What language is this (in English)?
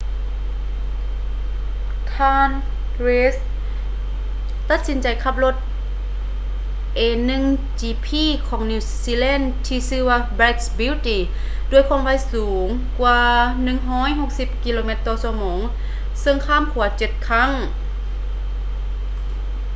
Lao